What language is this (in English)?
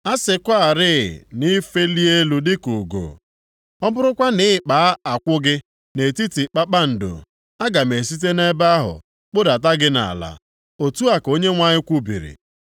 Igbo